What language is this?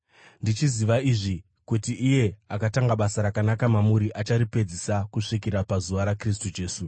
Shona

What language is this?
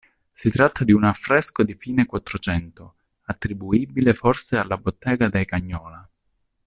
Italian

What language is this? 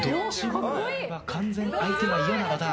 Japanese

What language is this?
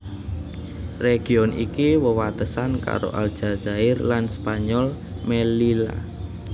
Javanese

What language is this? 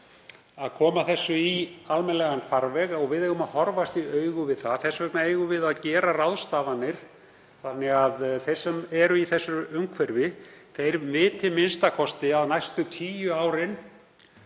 Icelandic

